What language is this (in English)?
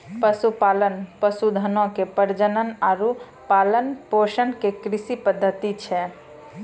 Maithili